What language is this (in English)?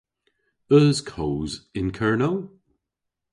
Cornish